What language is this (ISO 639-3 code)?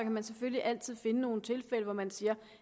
dan